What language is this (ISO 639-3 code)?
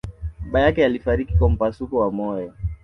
swa